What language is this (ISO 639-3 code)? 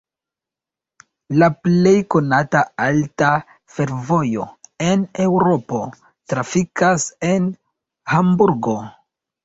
epo